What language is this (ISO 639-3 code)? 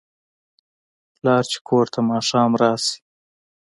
pus